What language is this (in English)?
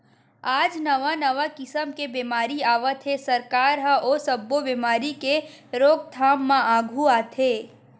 Chhattisgarhi